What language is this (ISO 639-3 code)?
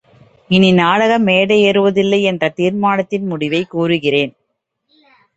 tam